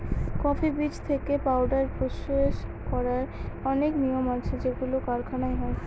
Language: Bangla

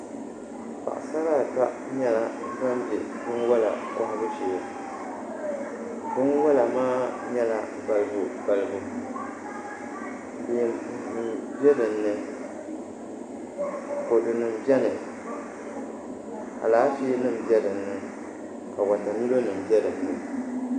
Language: Dagbani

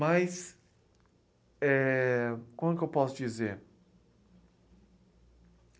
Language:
Portuguese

